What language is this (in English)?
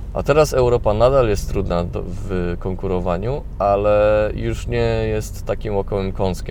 Polish